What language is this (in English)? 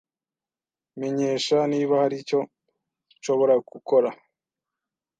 Kinyarwanda